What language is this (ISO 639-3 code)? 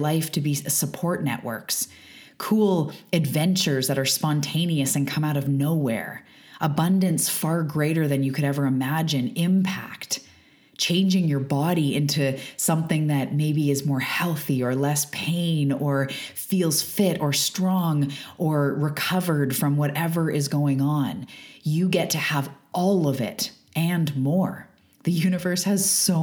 eng